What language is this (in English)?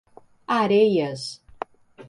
Portuguese